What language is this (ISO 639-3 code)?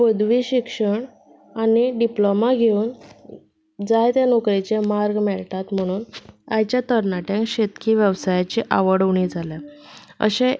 kok